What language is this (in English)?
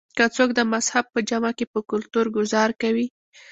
Pashto